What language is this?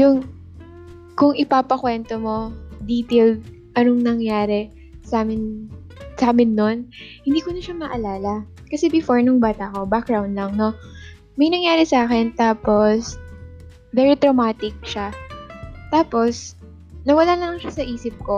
Filipino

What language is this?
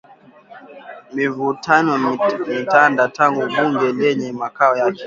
Swahili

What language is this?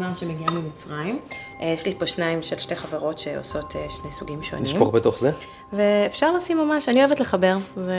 Hebrew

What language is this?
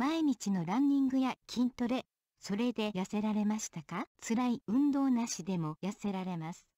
Japanese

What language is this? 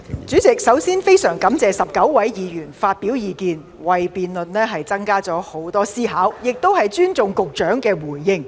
Cantonese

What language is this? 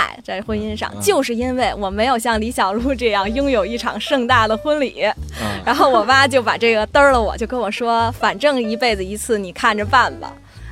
Chinese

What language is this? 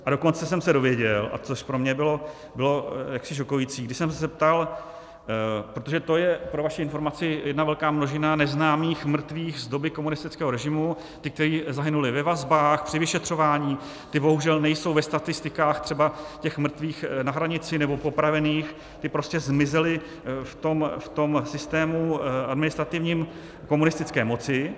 Czech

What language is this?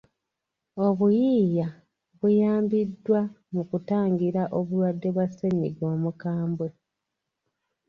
Ganda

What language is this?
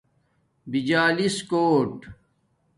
Domaaki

